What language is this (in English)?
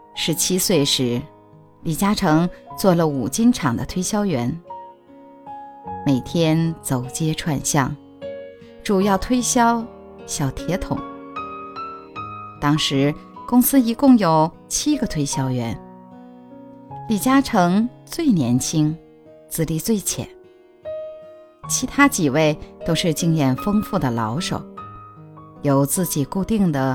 Chinese